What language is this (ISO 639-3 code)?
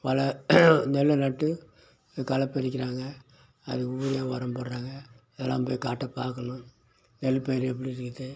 tam